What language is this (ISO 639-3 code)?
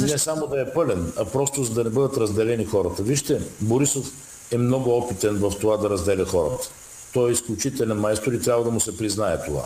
bul